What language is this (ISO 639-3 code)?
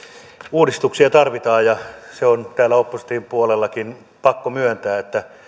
fin